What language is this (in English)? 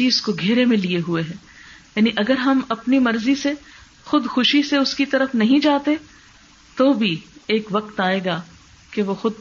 Urdu